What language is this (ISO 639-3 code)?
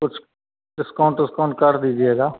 hin